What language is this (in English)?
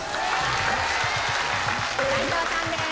Japanese